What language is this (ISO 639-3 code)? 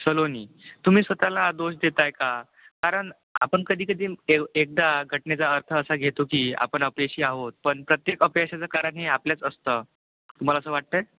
mar